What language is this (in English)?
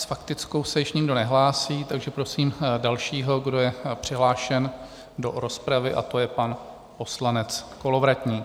Czech